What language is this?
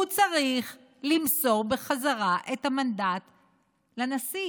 Hebrew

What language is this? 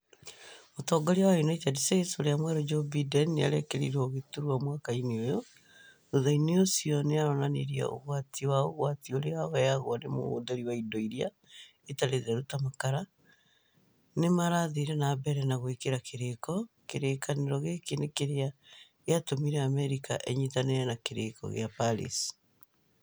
Kikuyu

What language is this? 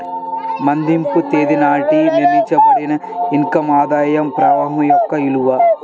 Telugu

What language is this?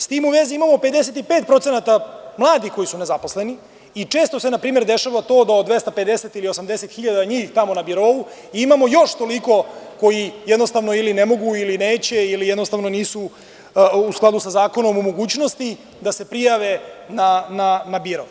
Serbian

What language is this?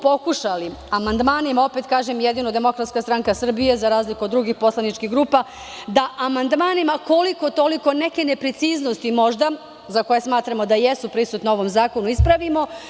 Serbian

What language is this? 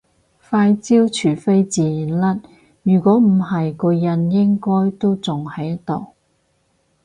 Cantonese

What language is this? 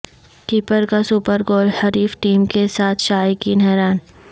Urdu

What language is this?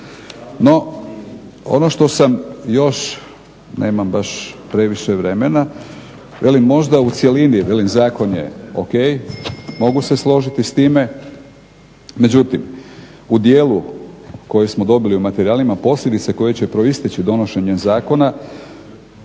Croatian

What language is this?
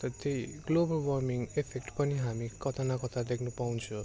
Nepali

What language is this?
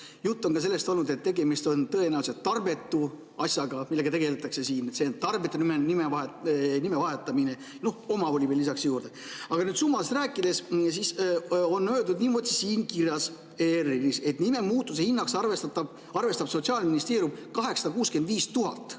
Estonian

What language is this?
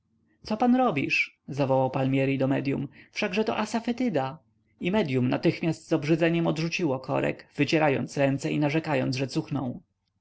Polish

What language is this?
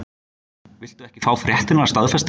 Icelandic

